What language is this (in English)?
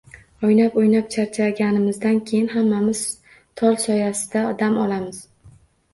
Uzbek